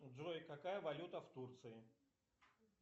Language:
Russian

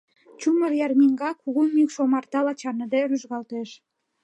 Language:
Mari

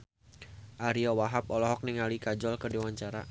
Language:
Sundanese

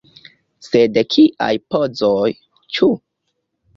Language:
Esperanto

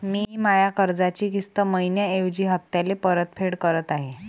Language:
Marathi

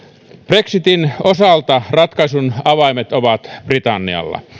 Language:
Finnish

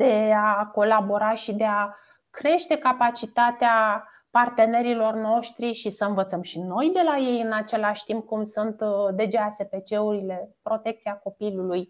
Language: Romanian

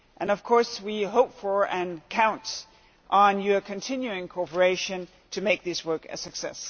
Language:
English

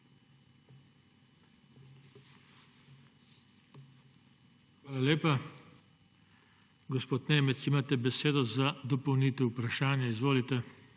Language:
Slovenian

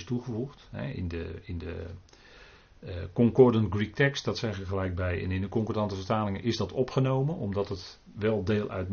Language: Dutch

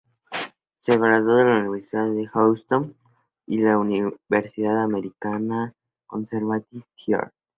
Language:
Spanish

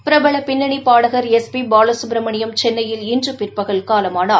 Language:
Tamil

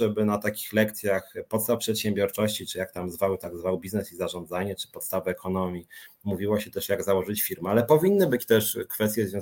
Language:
Polish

